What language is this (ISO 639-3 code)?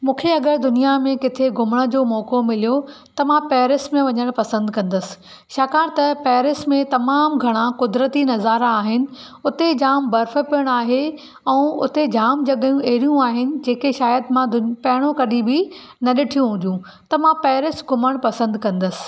snd